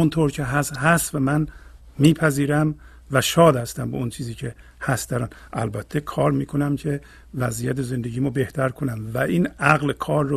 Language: Persian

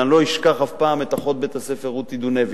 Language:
Hebrew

